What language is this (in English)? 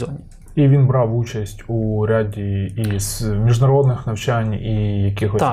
Ukrainian